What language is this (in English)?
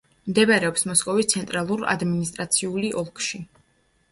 Georgian